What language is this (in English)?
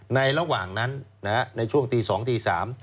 Thai